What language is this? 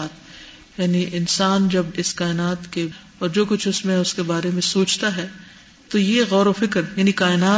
Urdu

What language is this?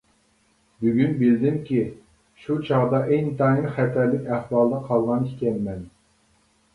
Uyghur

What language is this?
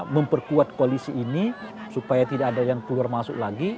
Indonesian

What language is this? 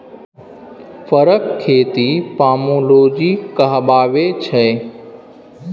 Maithili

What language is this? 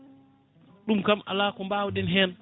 Fula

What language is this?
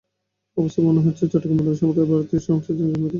Bangla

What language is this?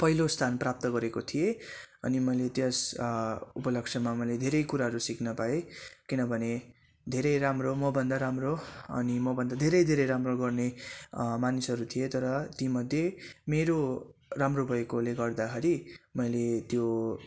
Nepali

